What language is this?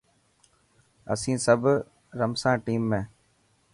Dhatki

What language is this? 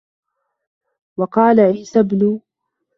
Arabic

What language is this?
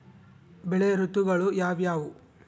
Kannada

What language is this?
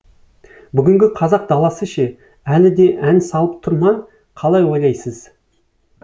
Kazakh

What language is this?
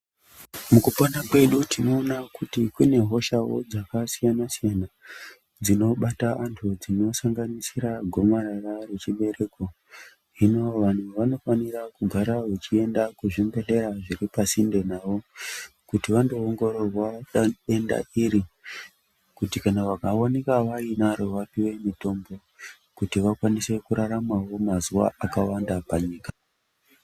Ndau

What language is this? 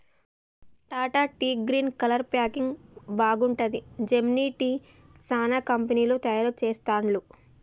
Telugu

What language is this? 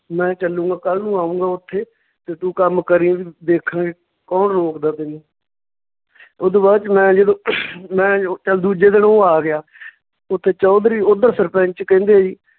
Punjabi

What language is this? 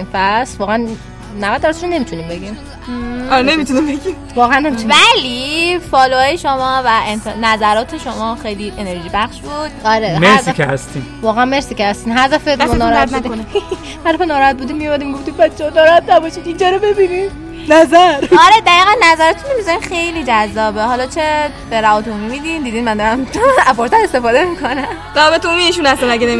Persian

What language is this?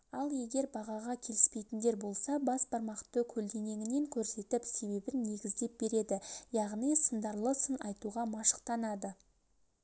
Kazakh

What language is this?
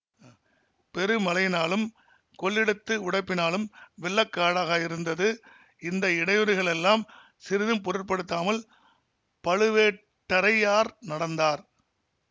Tamil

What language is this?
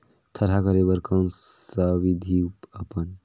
Chhattisgarhi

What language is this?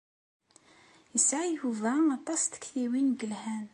Kabyle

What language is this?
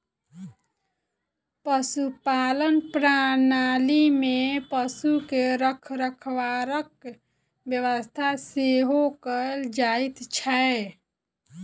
Maithili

